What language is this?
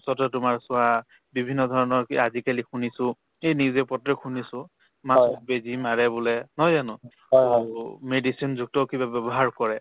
Assamese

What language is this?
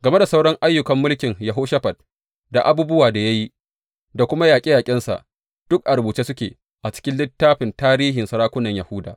Hausa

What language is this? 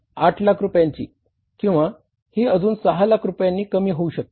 Marathi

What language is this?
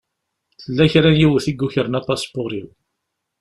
Kabyle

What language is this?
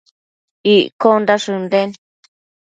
Matsés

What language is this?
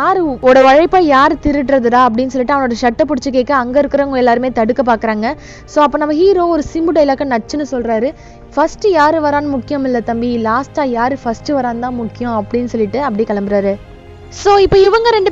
Tamil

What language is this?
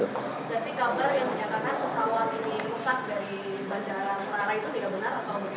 Indonesian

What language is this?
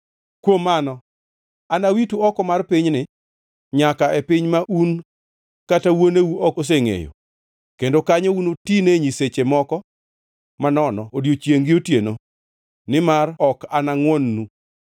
Luo (Kenya and Tanzania)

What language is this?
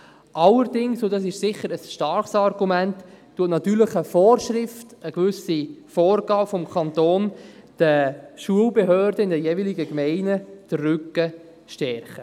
Swiss German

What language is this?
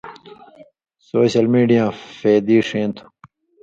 Indus Kohistani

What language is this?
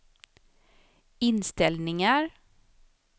Swedish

